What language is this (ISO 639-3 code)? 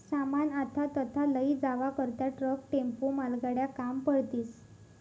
mar